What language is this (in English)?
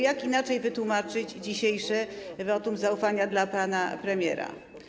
Polish